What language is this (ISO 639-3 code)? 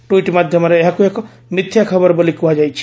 ori